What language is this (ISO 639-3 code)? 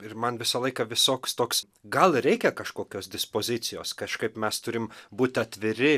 lit